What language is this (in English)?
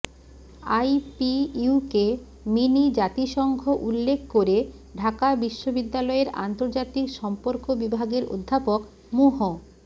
Bangla